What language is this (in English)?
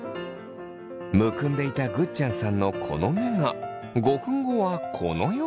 Japanese